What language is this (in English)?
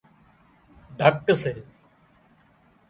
Wadiyara Koli